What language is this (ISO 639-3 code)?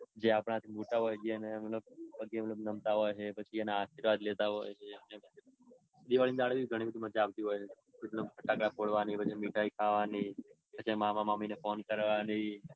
guj